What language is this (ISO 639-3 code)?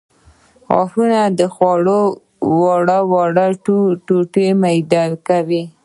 pus